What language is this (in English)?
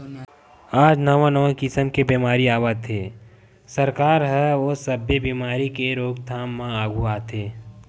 Chhattisgarhi